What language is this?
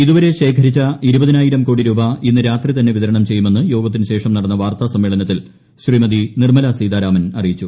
Malayalam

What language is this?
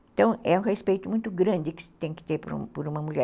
Portuguese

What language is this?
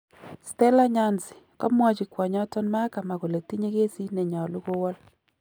Kalenjin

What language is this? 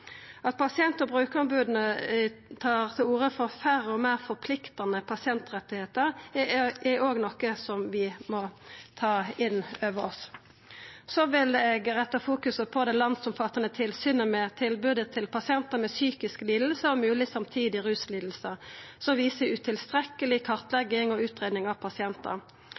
Norwegian Nynorsk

